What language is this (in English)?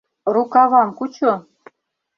Mari